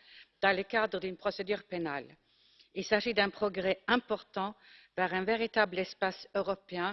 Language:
French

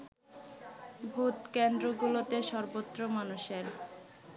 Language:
Bangla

